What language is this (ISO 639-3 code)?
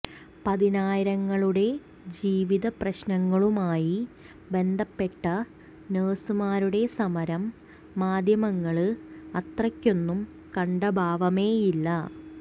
mal